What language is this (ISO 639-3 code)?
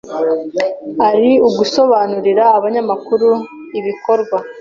kin